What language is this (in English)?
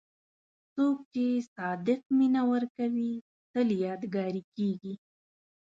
Pashto